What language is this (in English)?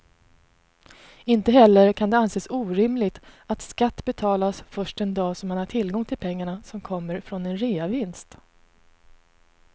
Swedish